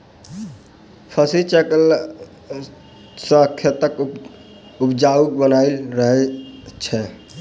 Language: Maithili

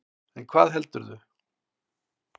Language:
Icelandic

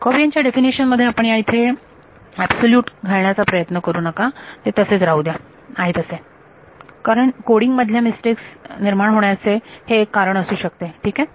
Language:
Marathi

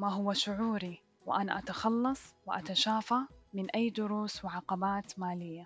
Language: Arabic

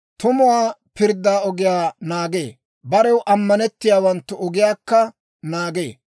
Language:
Dawro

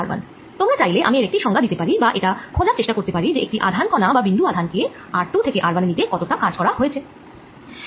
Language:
Bangla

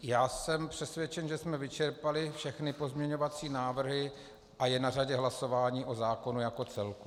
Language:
Czech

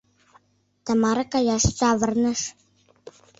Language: Mari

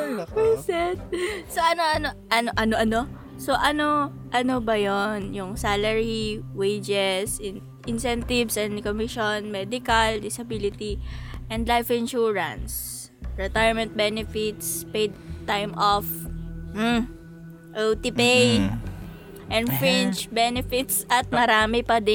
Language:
Filipino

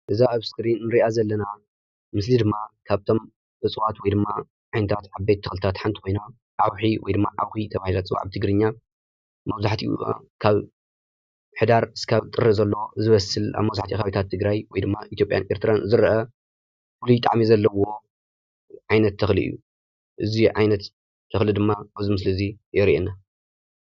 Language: Tigrinya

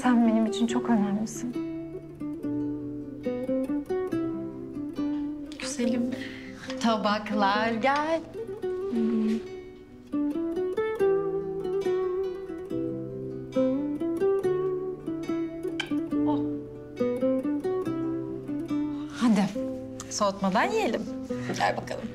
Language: Turkish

